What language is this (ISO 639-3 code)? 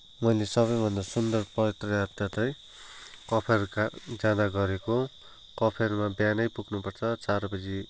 nep